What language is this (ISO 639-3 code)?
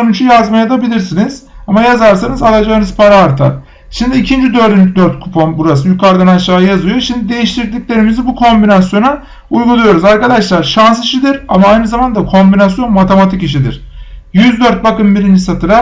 tur